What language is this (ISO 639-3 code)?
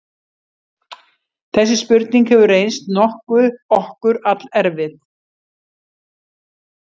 isl